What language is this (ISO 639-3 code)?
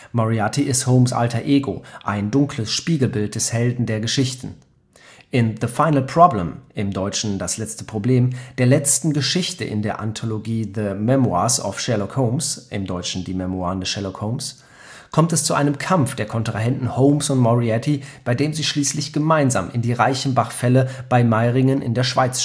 deu